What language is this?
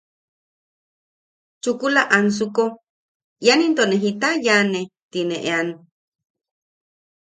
Yaqui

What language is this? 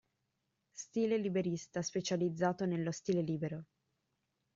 Italian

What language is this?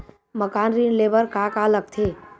Chhattisgarhi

